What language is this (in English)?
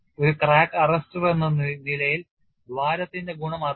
Malayalam